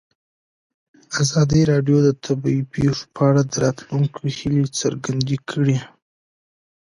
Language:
Pashto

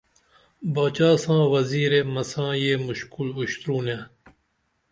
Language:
Dameli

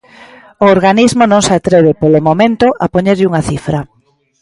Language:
Galician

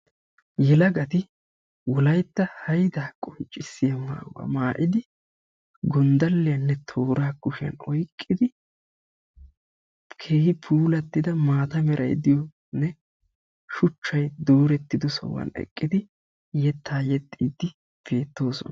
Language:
Wolaytta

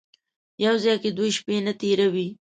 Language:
Pashto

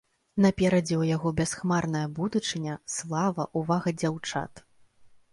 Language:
Belarusian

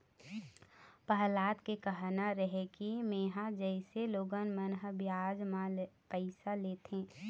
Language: Chhattisgarhi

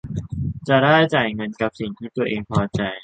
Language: Thai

